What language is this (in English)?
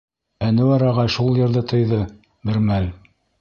Bashkir